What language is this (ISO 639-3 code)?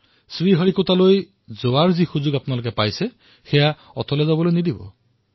asm